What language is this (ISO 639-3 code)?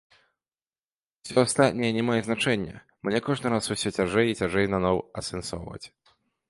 bel